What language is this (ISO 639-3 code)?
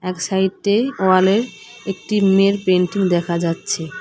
ben